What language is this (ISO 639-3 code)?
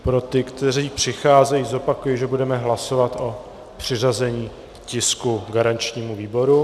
ces